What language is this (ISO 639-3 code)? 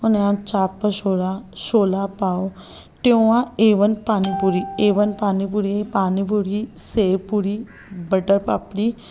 snd